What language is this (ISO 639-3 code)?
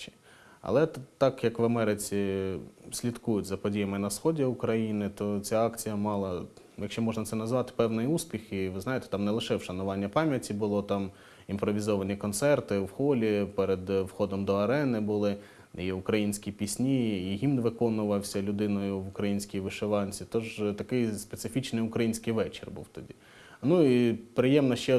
ukr